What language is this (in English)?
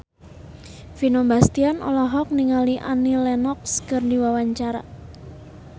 Sundanese